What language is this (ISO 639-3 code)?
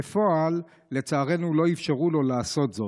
heb